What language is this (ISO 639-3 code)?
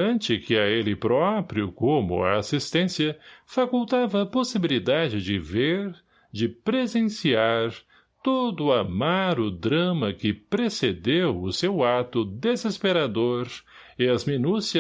por